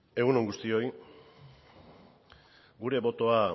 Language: Basque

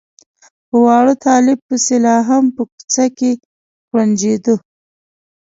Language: Pashto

